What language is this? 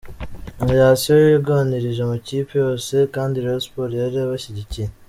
Kinyarwanda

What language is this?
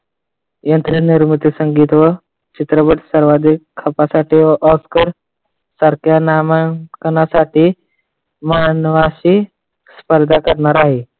Marathi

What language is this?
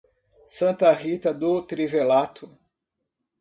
Portuguese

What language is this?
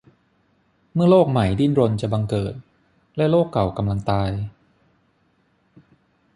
Thai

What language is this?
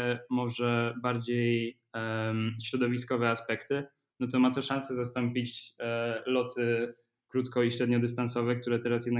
Polish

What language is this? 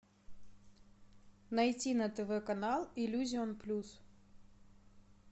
Russian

